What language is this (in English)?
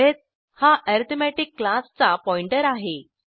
Marathi